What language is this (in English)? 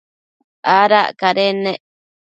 Matsés